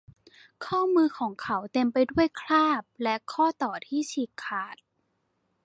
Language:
Thai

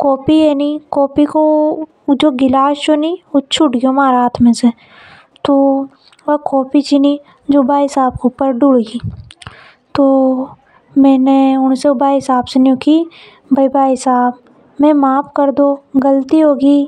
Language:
Hadothi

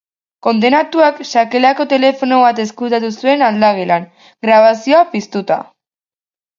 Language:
Basque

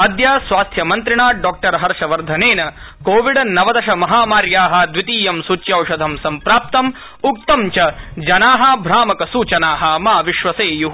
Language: Sanskrit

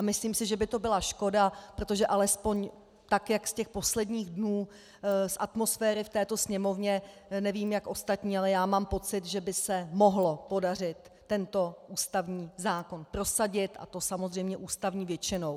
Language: Czech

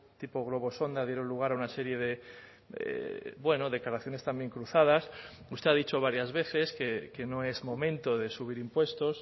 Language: Spanish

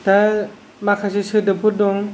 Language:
Bodo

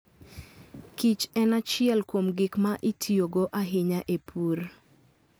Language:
Luo (Kenya and Tanzania)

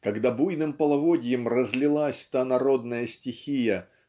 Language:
Russian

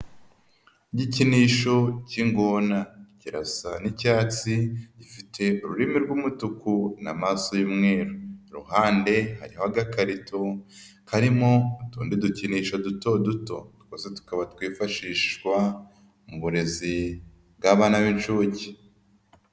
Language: Kinyarwanda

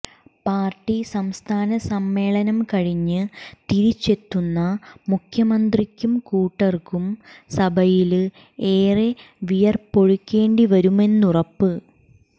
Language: Malayalam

